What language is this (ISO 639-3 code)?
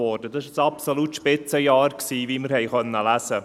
gsw